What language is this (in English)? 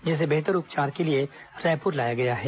Hindi